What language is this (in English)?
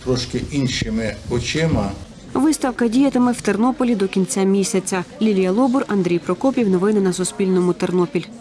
Ukrainian